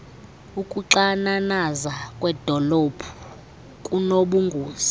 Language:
Xhosa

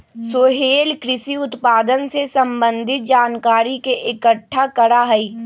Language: Magahi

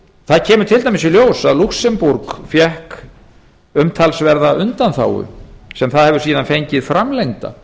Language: Icelandic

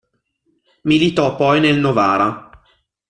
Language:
Italian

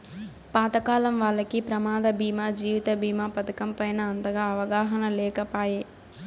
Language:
Telugu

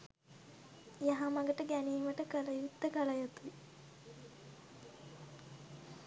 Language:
Sinhala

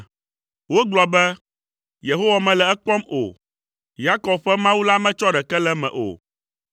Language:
Ewe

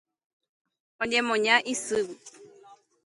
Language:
Guarani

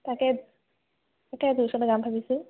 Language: Assamese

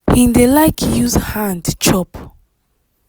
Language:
Nigerian Pidgin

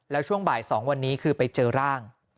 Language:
Thai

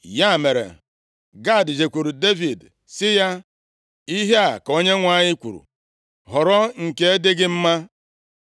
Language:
Igbo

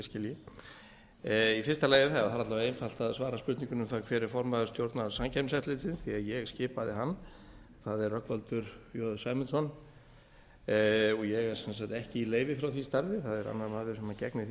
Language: Icelandic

